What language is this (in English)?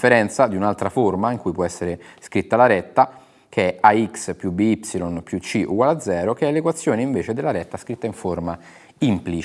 Italian